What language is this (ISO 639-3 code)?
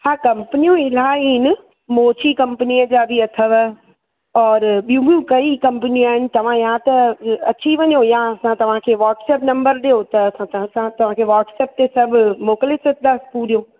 snd